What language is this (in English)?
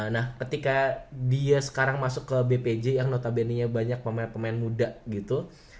Indonesian